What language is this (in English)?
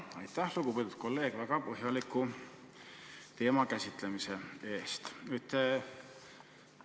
Estonian